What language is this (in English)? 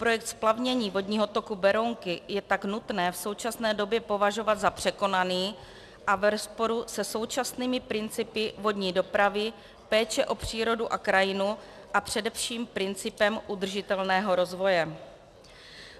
Czech